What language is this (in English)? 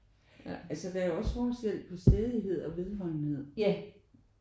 Danish